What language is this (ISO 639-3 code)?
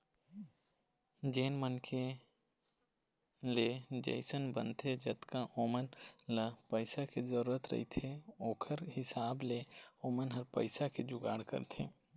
hne